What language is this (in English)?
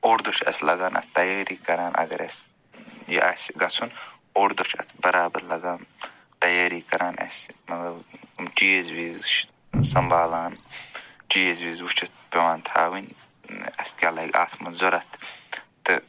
Kashmiri